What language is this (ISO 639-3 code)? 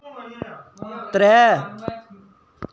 doi